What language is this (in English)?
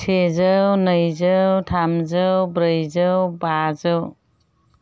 Bodo